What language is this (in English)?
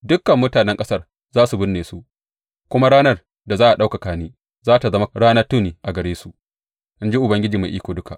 Hausa